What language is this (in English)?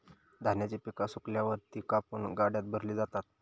Marathi